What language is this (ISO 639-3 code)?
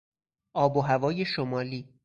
fas